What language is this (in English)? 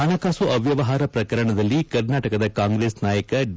Kannada